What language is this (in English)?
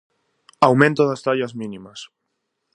Galician